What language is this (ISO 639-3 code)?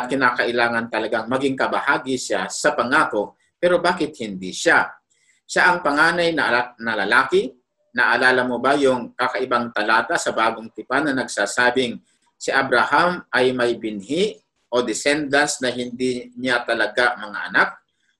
fil